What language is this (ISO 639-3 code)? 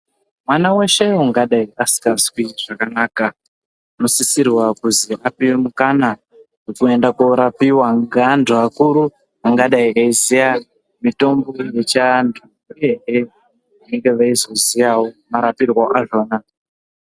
ndc